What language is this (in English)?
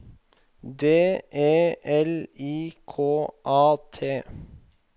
Norwegian